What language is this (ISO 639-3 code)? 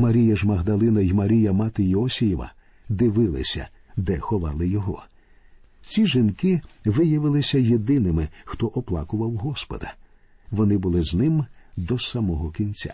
ukr